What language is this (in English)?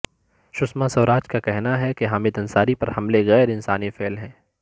Urdu